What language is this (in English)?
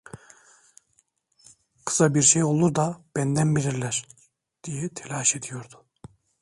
Turkish